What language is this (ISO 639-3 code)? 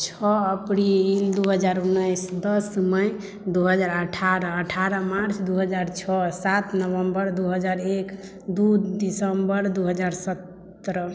mai